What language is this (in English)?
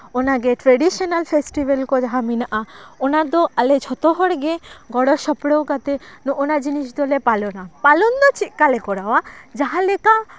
Santali